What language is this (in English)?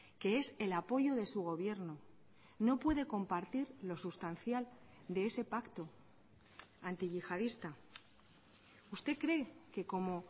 Spanish